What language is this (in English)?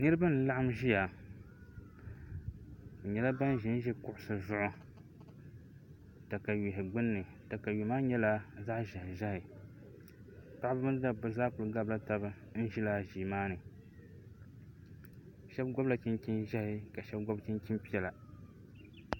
Dagbani